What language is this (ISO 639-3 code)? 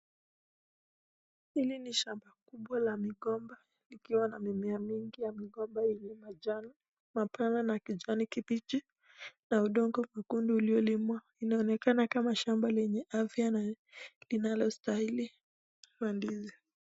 swa